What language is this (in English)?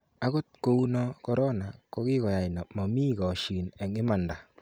Kalenjin